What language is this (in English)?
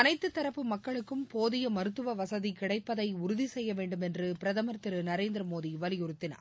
Tamil